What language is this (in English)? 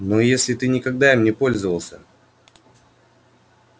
Russian